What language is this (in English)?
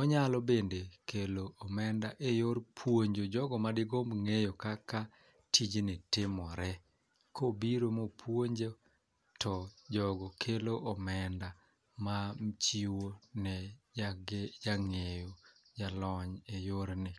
Luo (Kenya and Tanzania)